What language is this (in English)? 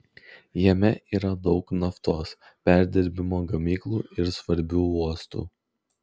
Lithuanian